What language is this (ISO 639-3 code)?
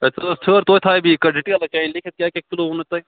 kas